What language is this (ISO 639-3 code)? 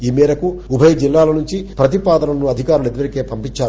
tel